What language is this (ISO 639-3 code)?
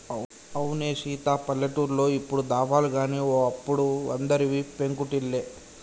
tel